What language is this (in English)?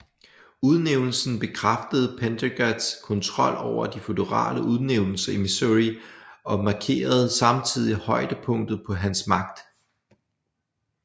Danish